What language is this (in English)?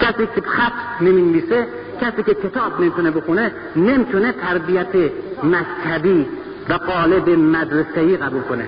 Persian